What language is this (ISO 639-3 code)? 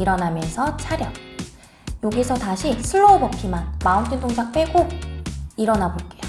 kor